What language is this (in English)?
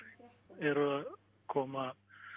Icelandic